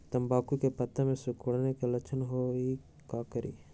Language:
Magahi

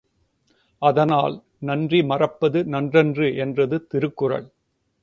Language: Tamil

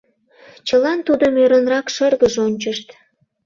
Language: Mari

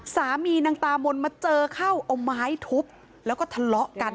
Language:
Thai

